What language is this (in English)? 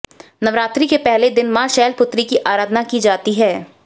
Hindi